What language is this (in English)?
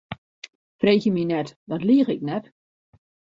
Western Frisian